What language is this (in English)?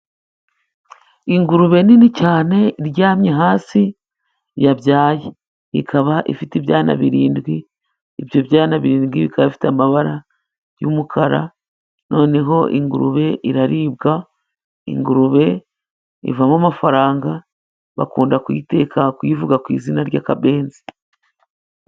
Kinyarwanda